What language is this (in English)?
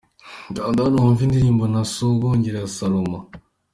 Kinyarwanda